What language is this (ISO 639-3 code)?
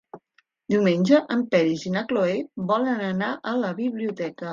cat